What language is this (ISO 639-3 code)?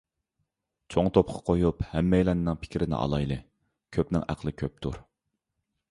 uig